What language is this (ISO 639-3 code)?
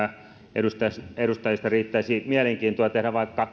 fin